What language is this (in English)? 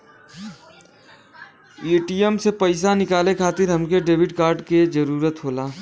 Bhojpuri